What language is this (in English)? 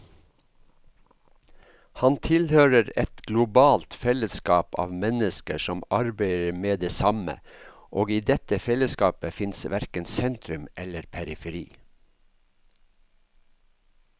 Norwegian